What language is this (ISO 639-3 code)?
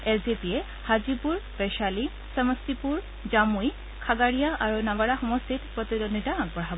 asm